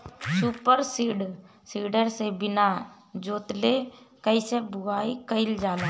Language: Bhojpuri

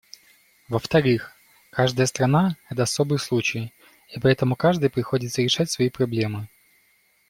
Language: Russian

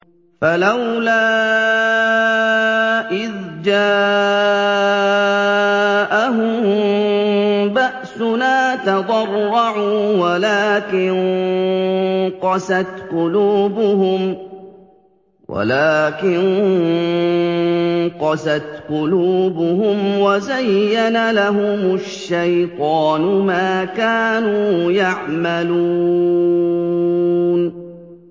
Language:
Arabic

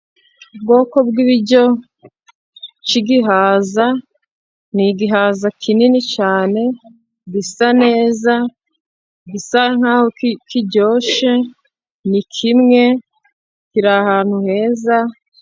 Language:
Kinyarwanda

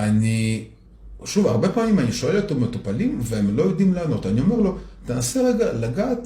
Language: Hebrew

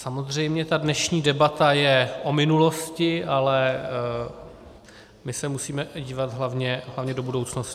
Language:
Czech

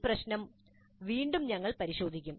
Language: Malayalam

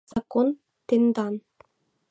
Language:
Mari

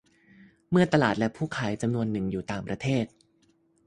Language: Thai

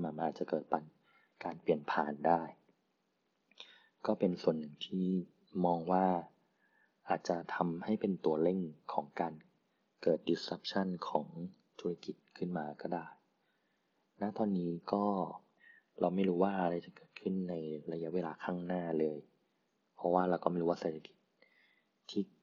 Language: Thai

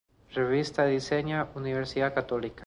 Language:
Spanish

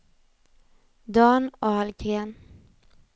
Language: Swedish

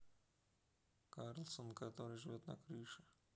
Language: Russian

